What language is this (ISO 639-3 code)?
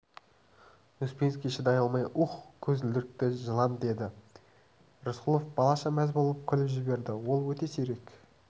kaz